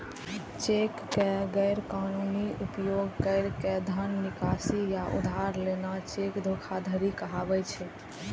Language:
Maithili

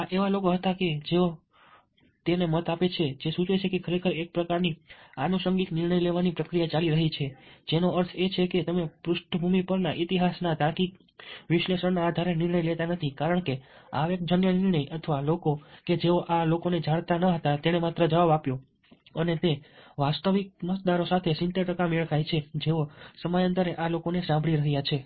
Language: Gujarati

